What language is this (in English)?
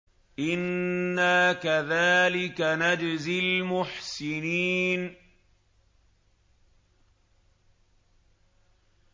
Arabic